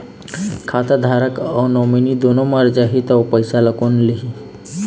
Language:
Chhattisgarhi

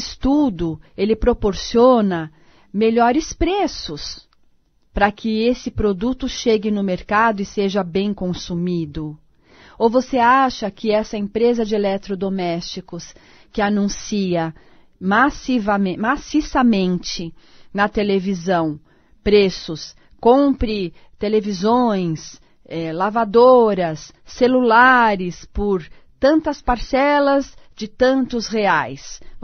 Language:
Portuguese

